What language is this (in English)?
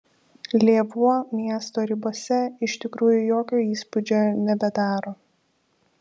Lithuanian